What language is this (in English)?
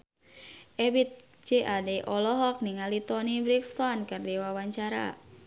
Sundanese